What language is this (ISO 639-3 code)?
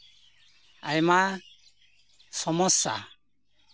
sat